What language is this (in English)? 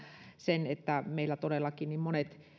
Finnish